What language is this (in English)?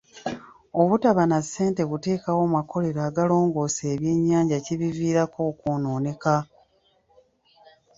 Ganda